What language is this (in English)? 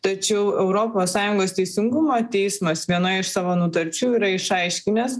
Lithuanian